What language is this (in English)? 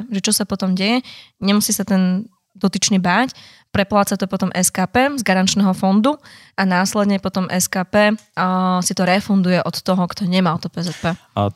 Slovak